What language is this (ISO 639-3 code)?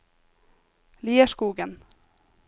nor